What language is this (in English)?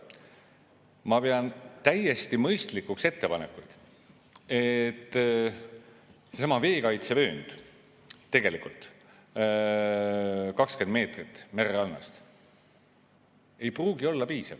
Estonian